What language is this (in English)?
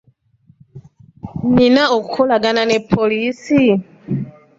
Ganda